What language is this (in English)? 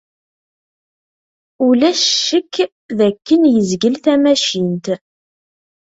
Kabyle